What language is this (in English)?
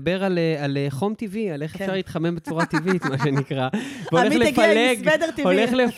Hebrew